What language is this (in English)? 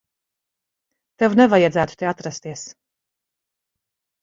Latvian